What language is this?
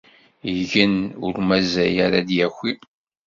Kabyle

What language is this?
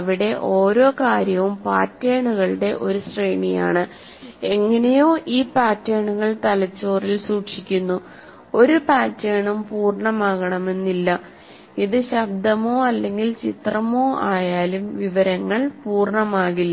Malayalam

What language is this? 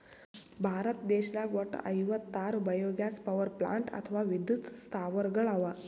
Kannada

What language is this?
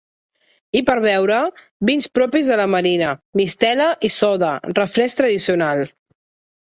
Catalan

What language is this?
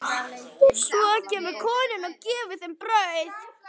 Icelandic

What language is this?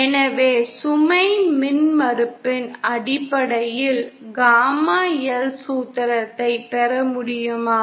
Tamil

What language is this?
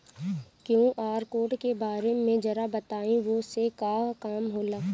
Bhojpuri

